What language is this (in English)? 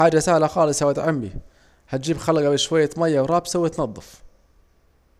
Saidi Arabic